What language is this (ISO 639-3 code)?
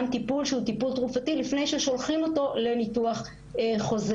heb